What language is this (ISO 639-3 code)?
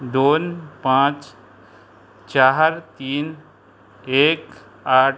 kok